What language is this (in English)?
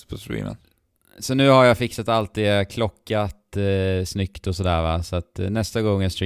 Swedish